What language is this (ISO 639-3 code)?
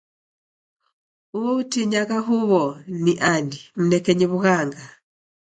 dav